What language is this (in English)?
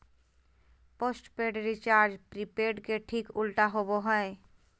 Magahi